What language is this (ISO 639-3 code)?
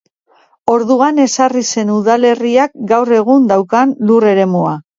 eus